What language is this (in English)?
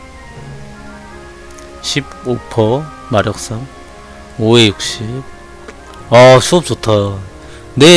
Korean